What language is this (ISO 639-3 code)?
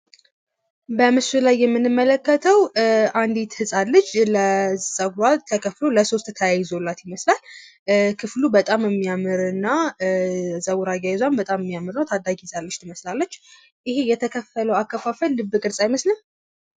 amh